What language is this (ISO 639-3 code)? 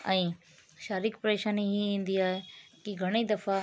snd